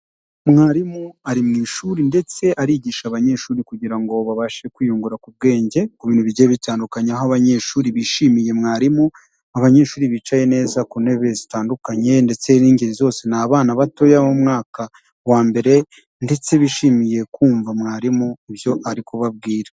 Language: Kinyarwanda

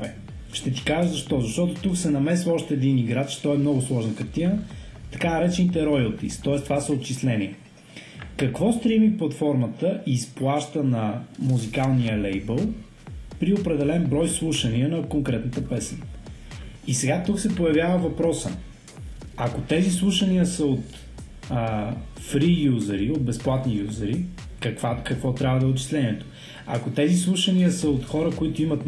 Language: Bulgarian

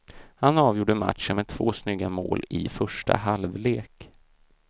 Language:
Swedish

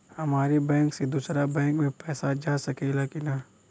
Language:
Bhojpuri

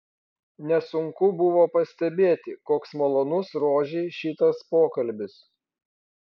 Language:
Lithuanian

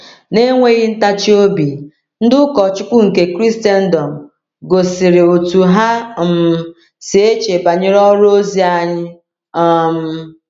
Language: Igbo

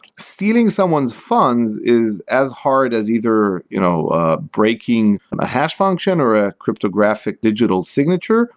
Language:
English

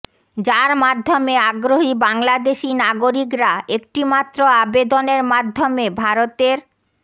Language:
Bangla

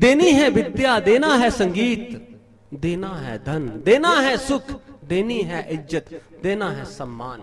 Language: Hindi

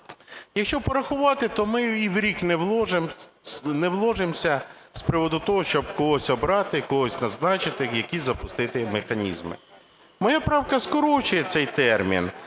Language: Ukrainian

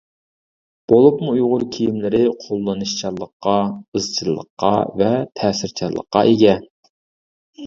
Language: Uyghur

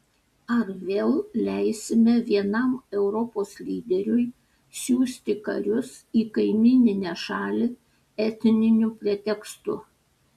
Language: Lithuanian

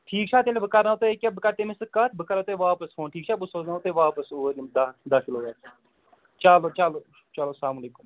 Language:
Kashmiri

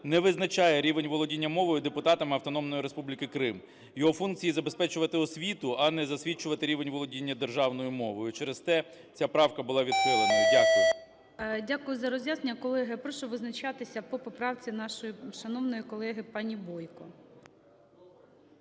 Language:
Ukrainian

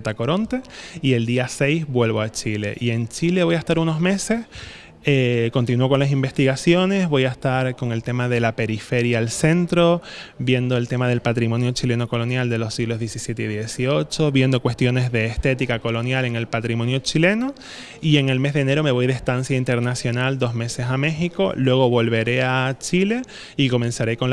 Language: Spanish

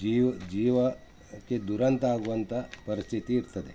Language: Kannada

